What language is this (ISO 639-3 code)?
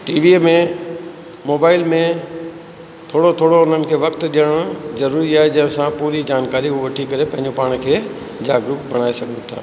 snd